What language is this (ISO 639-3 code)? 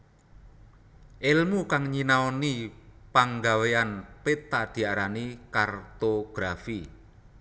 jav